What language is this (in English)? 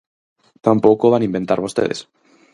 Galician